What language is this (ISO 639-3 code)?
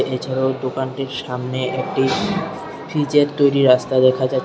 ben